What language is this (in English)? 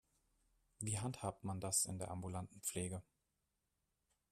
German